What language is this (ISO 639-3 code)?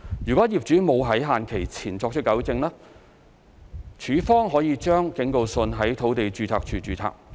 yue